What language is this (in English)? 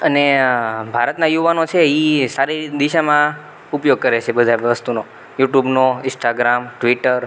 Gujarati